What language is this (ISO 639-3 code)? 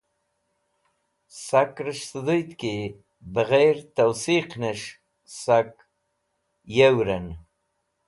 wbl